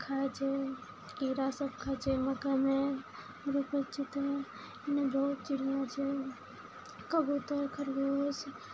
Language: Maithili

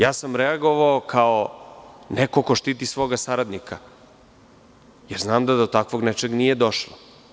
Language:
Serbian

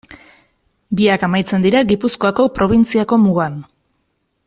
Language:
Basque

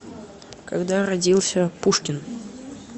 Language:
Russian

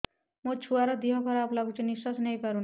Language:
Odia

